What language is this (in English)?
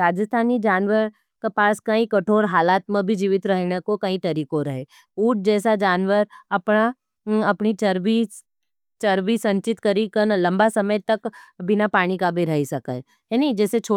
Nimadi